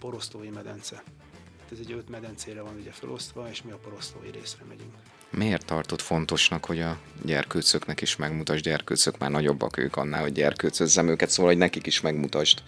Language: Hungarian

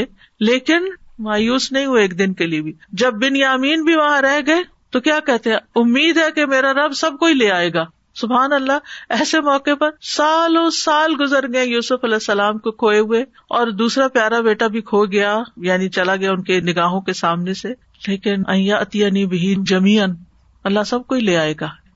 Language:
Urdu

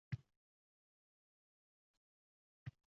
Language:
Uzbek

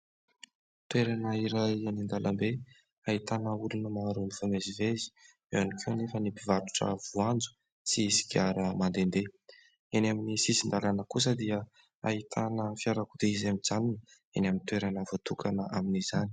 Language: Malagasy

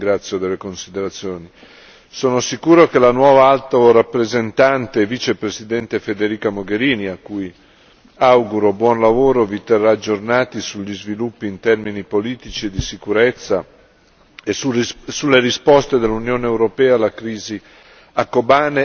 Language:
Italian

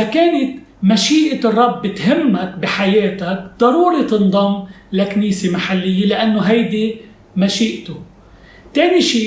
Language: Arabic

